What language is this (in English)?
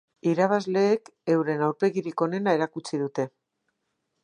Basque